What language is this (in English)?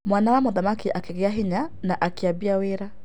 Kikuyu